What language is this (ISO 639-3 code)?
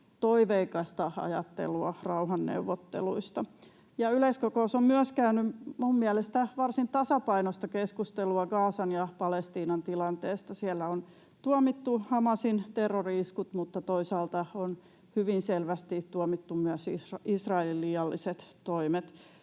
fin